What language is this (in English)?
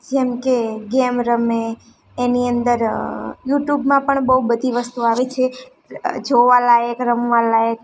Gujarati